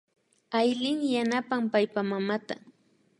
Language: Imbabura Highland Quichua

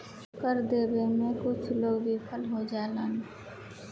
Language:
Bhojpuri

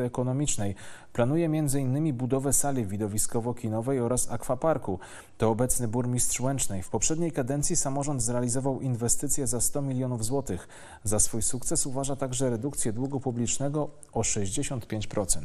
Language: Polish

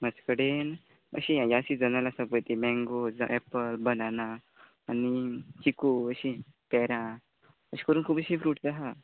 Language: Konkani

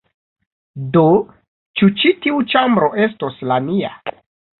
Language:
Esperanto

